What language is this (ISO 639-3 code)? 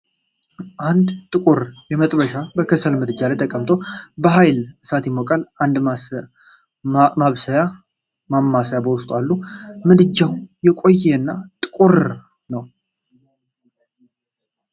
amh